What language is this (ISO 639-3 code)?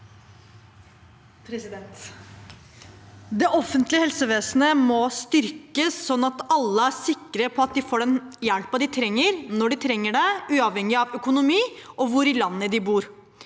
nor